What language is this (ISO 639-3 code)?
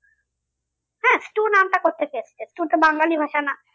ben